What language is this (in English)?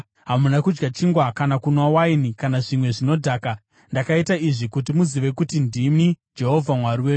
Shona